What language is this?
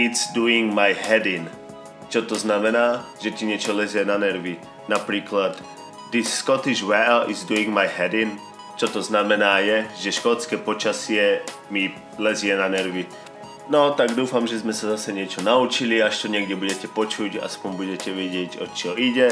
Slovak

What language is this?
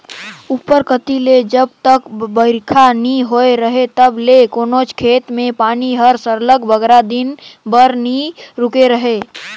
Chhattisgarhi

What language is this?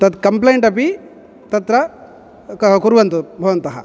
Sanskrit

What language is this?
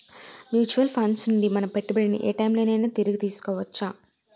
Telugu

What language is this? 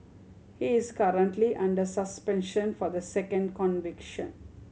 English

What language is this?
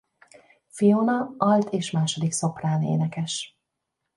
Hungarian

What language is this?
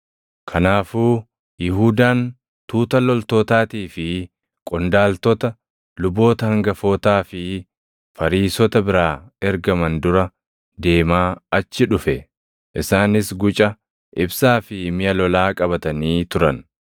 Oromo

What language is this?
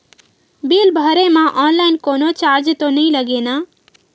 Chhattisgarhi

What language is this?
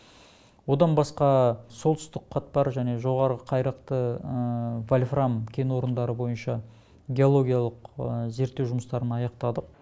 Kazakh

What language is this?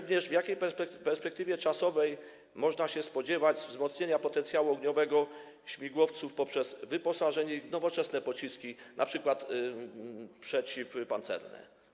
Polish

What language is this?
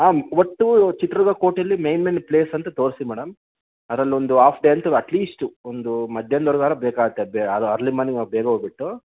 Kannada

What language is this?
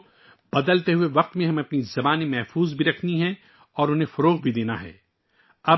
Urdu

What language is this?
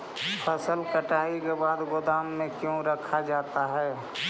Magahi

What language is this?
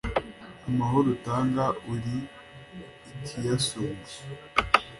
Kinyarwanda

